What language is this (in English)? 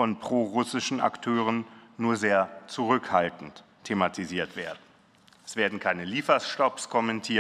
German